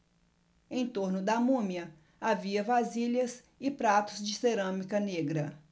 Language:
Portuguese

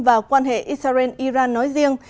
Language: Vietnamese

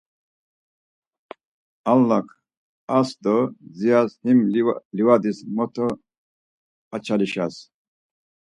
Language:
Laz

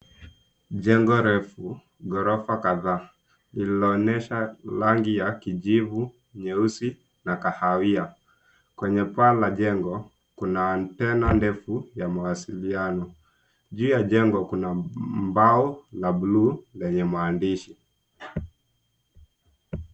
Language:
Swahili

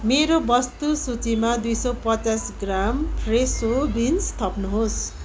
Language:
Nepali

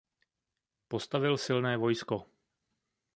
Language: Czech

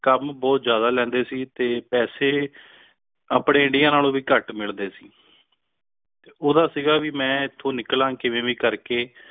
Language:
Punjabi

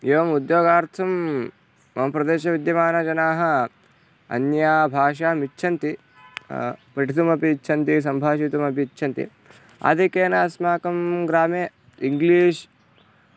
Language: Sanskrit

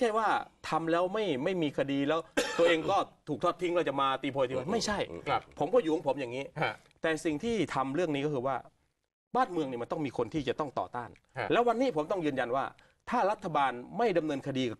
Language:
Thai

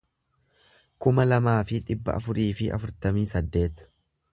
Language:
Oromo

